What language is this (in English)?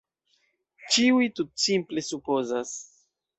Esperanto